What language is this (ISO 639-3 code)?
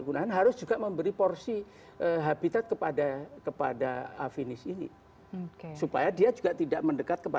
ind